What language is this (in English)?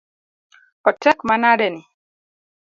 Luo (Kenya and Tanzania)